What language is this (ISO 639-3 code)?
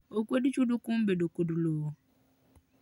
luo